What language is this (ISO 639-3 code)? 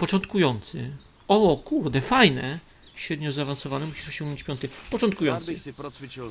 pol